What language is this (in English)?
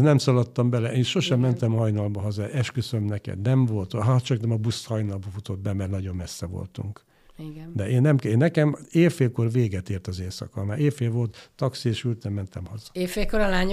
Hungarian